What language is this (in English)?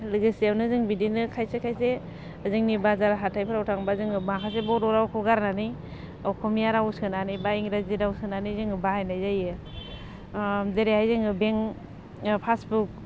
Bodo